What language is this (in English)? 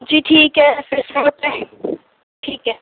Urdu